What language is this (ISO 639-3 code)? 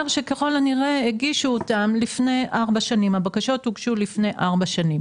heb